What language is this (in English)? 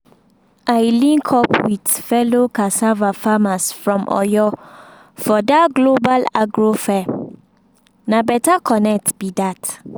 Nigerian Pidgin